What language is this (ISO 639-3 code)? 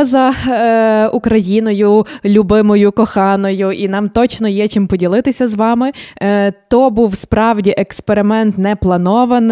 ukr